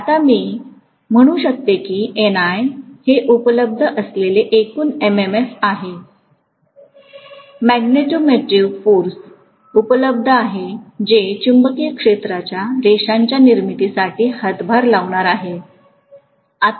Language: Marathi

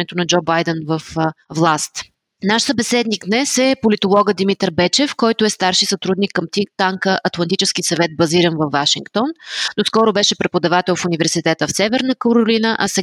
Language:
Bulgarian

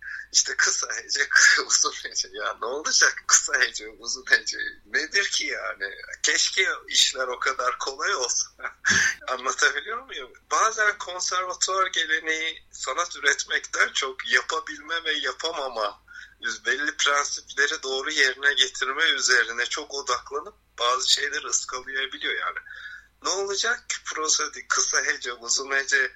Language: Turkish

